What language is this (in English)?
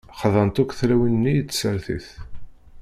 Kabyle